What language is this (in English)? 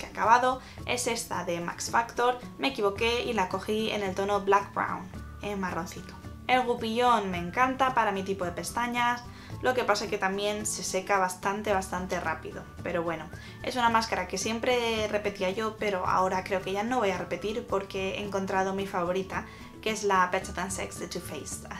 Spanish